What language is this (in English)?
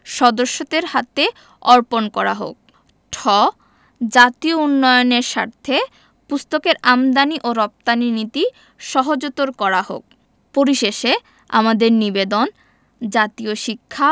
Bangla